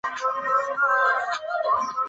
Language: Chinese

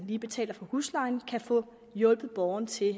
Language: Danish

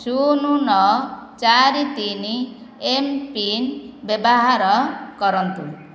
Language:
Odia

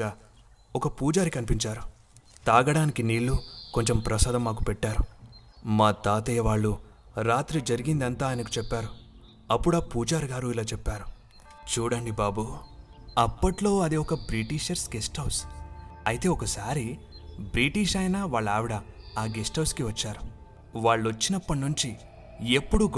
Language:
Telugu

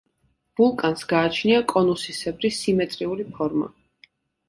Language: Georgian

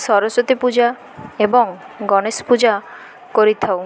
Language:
Odia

